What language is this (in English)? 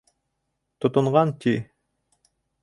Bashkir